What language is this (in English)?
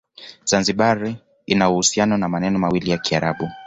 Swahili